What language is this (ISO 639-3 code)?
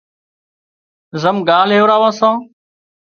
kxp